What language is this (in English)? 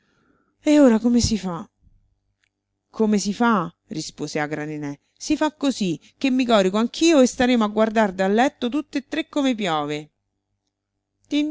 Italian